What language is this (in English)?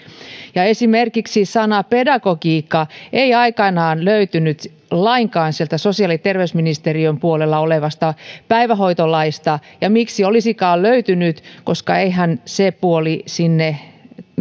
Finnish